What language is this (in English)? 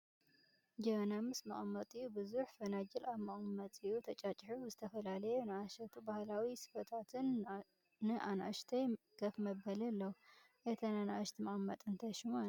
Tigrinya